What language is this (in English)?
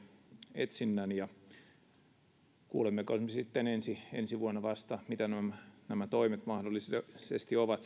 Finnish